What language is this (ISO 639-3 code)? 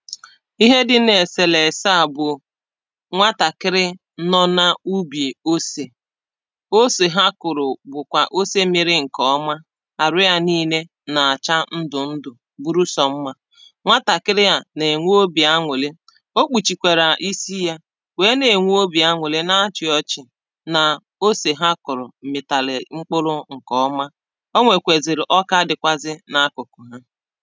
ibo